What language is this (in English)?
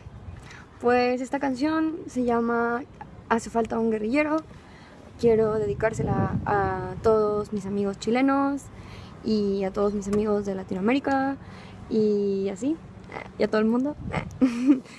Spanish